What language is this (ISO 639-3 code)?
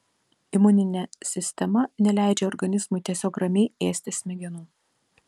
lit